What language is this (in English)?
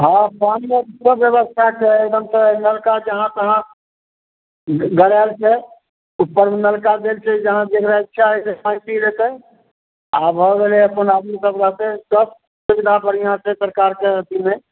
Maithili